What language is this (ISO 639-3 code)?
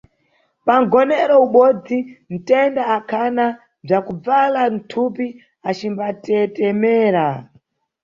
nyu